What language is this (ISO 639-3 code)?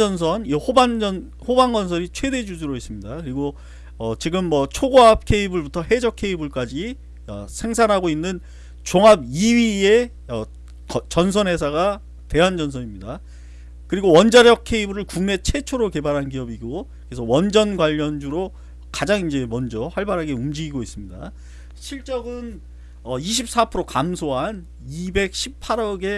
kor